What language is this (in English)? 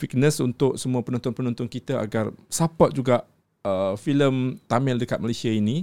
Malay